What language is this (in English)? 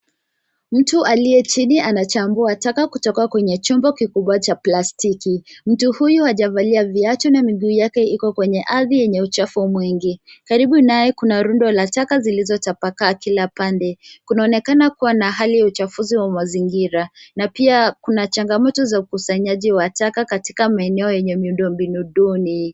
Swahili